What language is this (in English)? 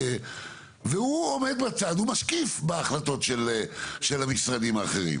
Hebrew